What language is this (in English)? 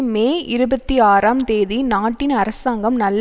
Tamil